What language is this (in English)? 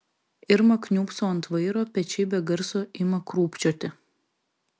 Lithuanian